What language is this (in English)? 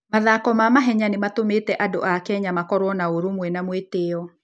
Kikuyu